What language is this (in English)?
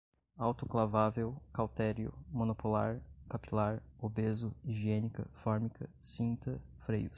Portuguese